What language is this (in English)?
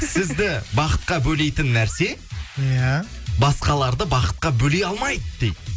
Kazakh